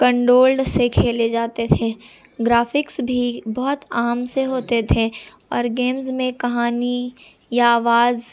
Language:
Urdu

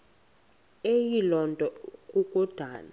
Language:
Xhosa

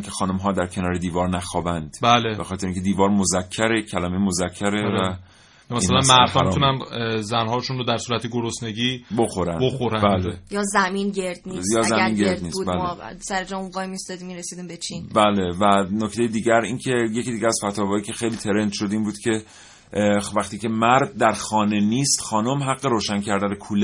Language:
Persian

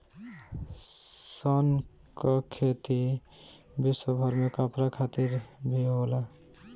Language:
Bhojpuri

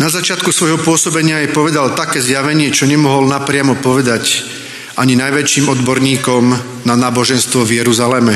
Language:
Slovak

